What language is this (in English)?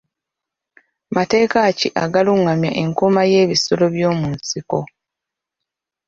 Ganda